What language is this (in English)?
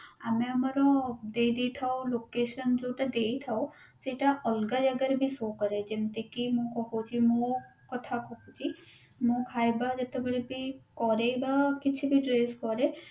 Odia